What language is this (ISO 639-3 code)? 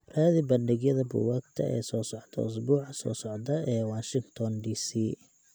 som